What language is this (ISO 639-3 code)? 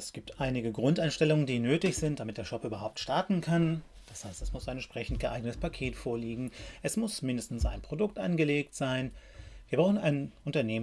deu